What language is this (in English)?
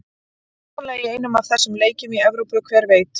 Icelandic